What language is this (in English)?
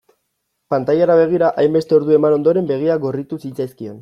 Basque